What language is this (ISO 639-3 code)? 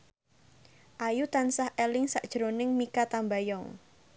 jav